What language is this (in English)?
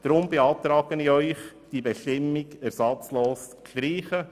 Swiss German